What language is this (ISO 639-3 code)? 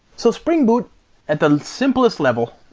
eng